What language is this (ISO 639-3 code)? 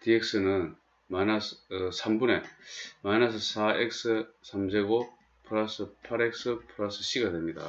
kor